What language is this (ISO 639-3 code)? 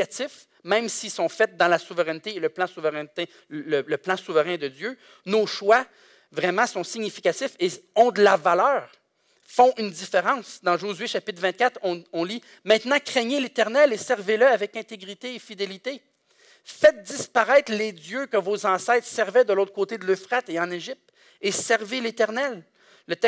fra